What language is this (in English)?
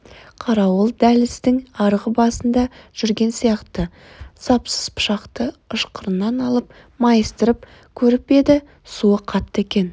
Kazakh